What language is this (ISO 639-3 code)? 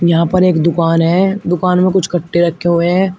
hin